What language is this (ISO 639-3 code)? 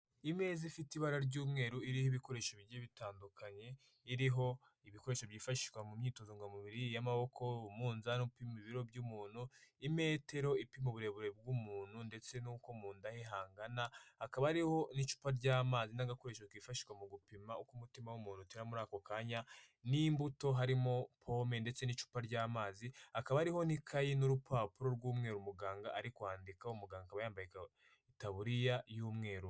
kin